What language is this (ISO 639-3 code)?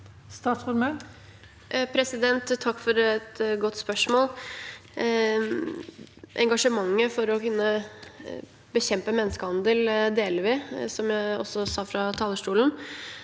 nor